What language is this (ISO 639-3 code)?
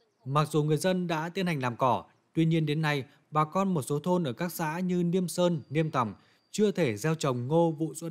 vie